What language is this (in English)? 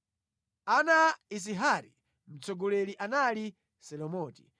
Nyanja